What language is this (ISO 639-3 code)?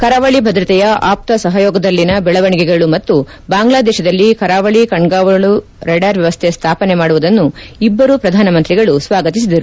kan